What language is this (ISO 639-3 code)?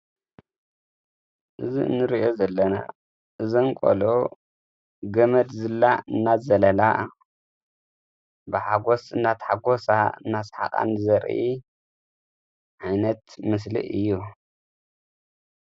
tir